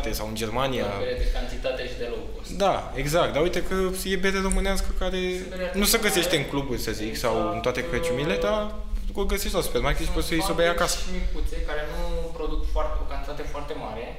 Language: Romanian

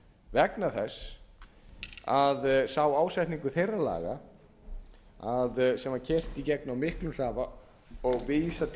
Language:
Icelandic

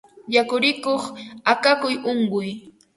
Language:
Ambo-Pasco Quechua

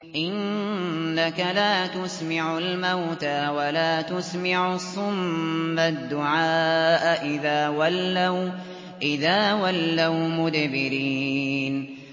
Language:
Arabic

